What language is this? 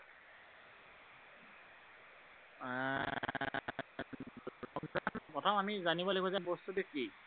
Assamese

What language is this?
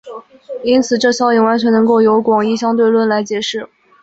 Chinese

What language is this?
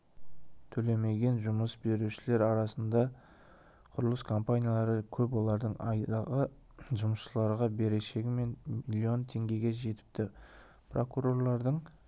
Kazakh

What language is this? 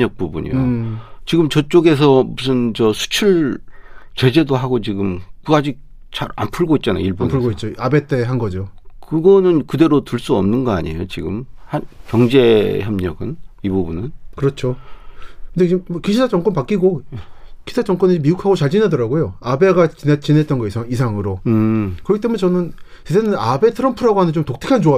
Korean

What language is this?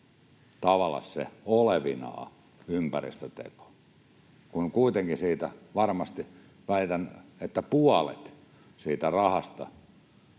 Finnish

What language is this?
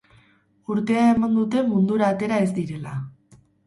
Basque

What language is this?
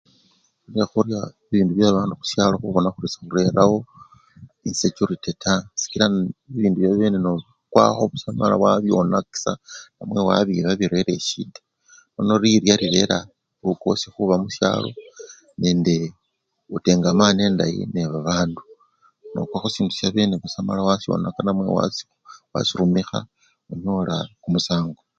Luyia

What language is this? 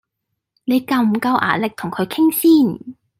Cantonese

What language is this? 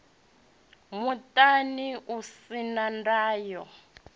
Venda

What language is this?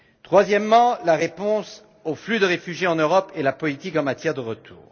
French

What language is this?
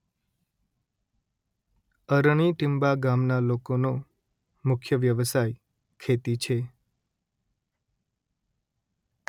Gujarati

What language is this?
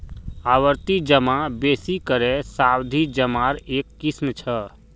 Magahi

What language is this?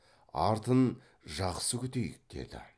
Kazakh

